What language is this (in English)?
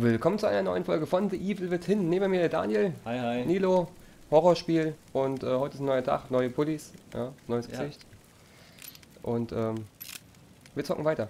German